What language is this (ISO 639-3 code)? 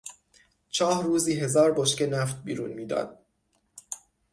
fas